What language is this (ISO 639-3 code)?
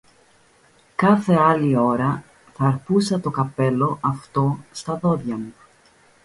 ell